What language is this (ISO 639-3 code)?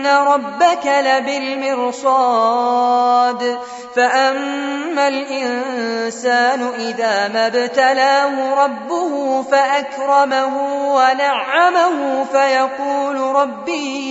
ara